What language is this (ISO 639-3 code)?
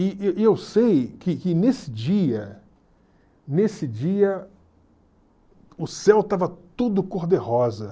por